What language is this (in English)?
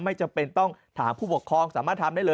Thai